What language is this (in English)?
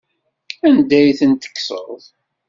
Kabyle